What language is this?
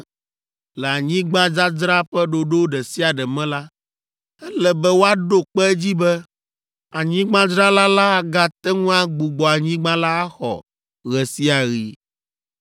Ewe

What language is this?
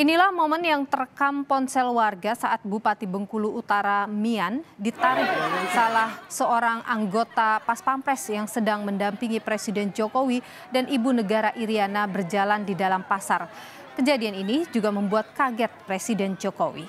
Indonesian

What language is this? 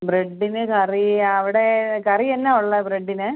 Malayalam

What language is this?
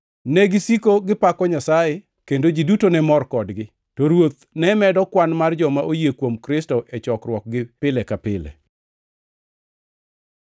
Luo (Kenya and Tanzania)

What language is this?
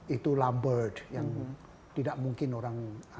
Indonesian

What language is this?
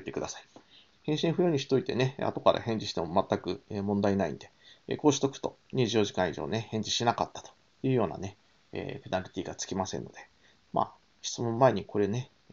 Japanese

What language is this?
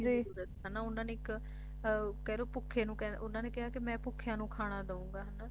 Punjabi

